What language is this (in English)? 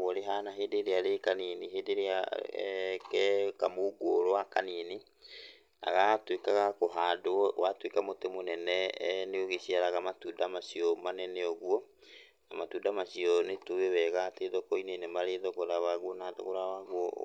Kikuyu